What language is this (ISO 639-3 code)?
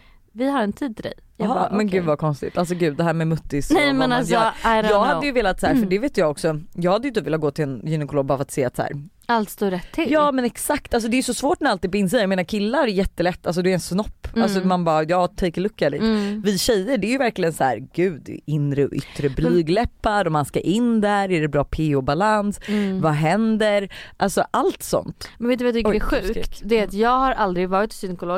swe